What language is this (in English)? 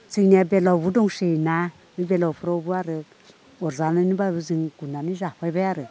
Bodo